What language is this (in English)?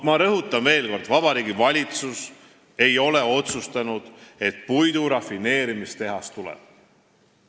Estonian